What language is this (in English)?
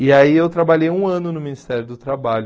Portuguese